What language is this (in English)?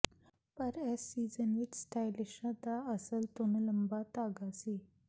Punjabi